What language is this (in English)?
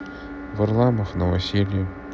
Russian